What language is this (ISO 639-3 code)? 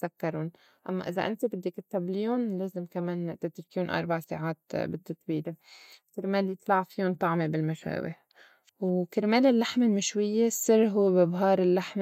apc